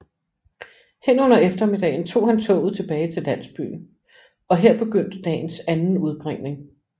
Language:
Danish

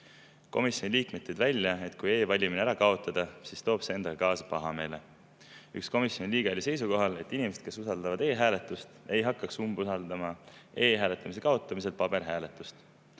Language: Estonian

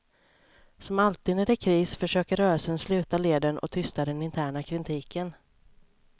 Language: Swedish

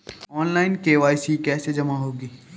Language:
Hindi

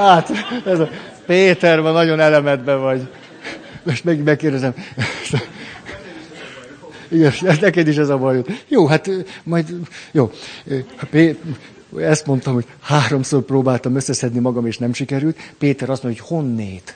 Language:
Hungarian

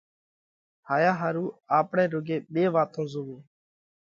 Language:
Parkari Koli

